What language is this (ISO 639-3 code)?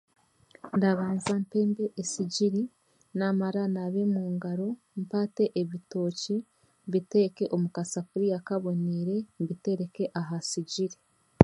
cgg